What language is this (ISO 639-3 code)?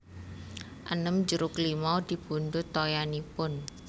jav